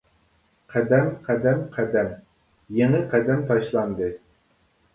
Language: Uyghur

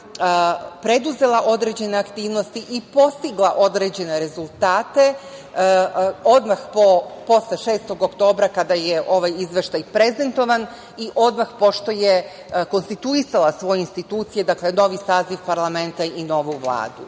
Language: Serbian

